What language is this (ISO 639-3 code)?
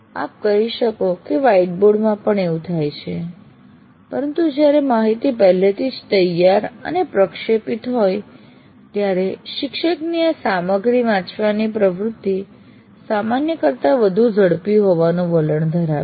guj